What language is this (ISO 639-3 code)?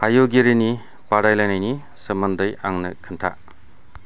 brx